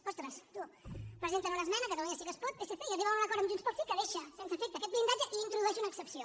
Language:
Catalan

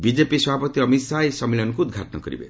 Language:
Odia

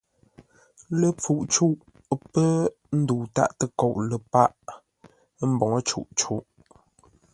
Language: Ngombale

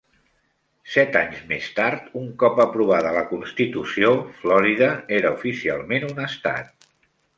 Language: Catalan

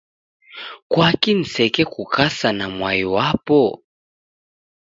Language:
Taita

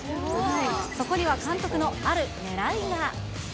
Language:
Japanese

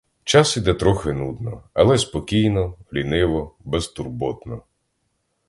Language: Ukrainian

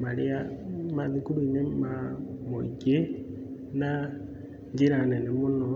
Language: Kikuyu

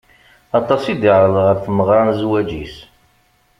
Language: Kabyle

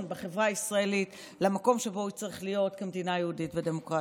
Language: Hebrew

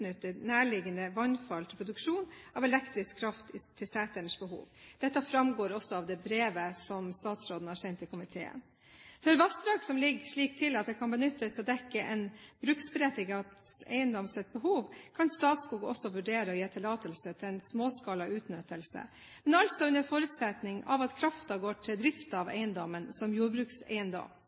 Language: Norwegian Bokmål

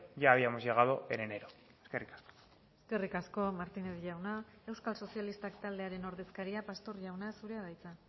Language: Basque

